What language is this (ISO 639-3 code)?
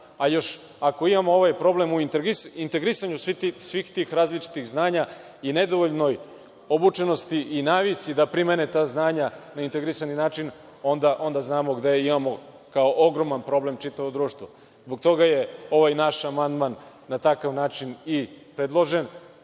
srp